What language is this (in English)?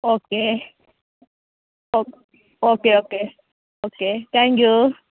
Malayalam